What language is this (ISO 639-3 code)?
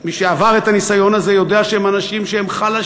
heb